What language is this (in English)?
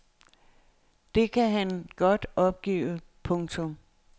Danish